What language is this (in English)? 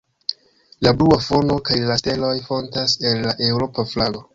Esperanto